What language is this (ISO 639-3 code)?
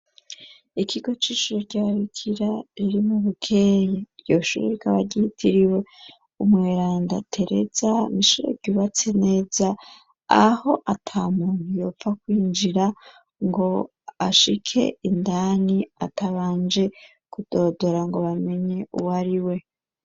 run